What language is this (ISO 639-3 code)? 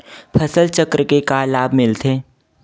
hne